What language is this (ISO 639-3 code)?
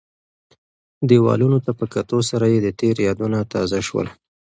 pus